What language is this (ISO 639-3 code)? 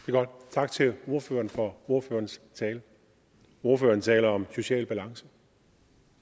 dan